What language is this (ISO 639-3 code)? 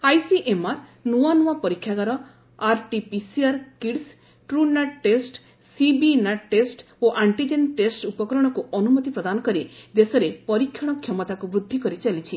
ori